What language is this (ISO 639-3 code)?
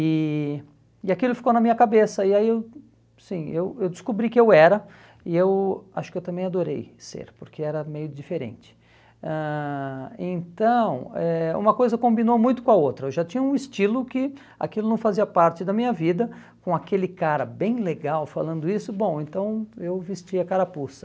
por